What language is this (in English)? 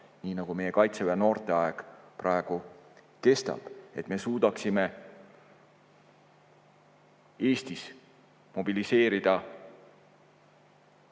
Estonian